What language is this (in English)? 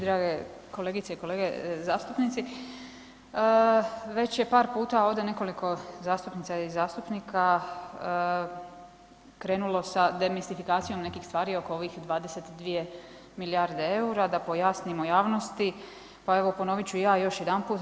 Croatian